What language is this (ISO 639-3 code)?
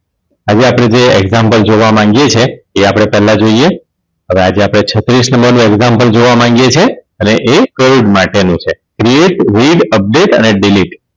guj